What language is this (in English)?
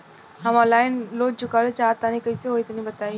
Bhojpuri